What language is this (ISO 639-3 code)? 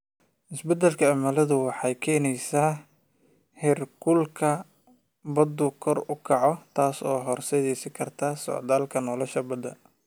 som